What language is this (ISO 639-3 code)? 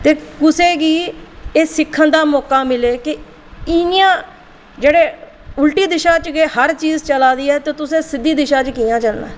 doi